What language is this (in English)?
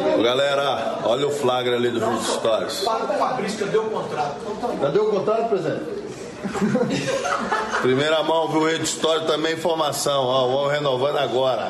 Portuguese